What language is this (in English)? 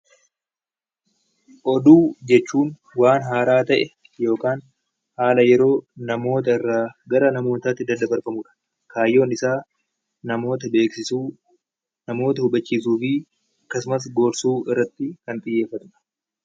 Oromo